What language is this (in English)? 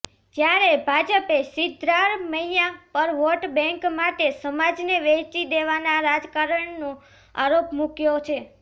Gujarati